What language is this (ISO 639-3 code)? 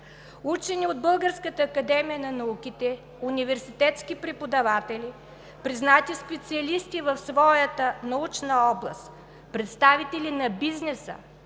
bul